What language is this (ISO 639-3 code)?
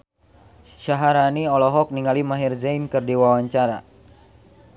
sun